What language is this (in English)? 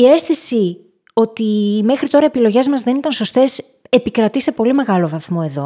Greek